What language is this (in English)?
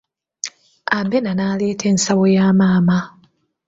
Ganda